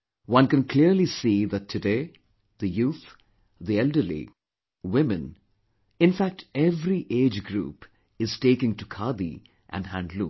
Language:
English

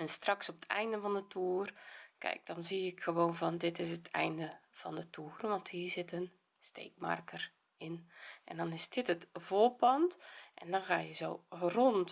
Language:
Dutch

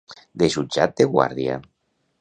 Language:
Catalan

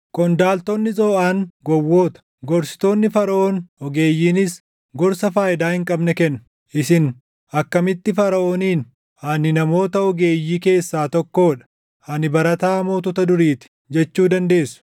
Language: Oromo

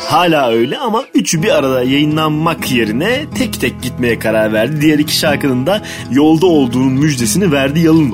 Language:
Turkish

